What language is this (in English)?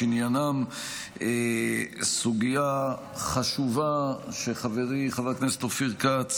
Hebrew